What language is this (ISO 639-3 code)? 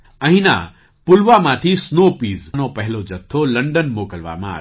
guj